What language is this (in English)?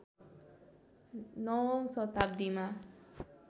Nepali